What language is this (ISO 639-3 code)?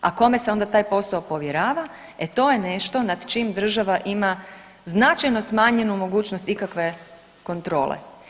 hrv